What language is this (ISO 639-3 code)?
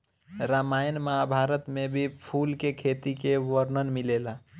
bho